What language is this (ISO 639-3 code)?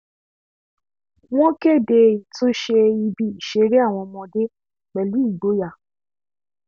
yor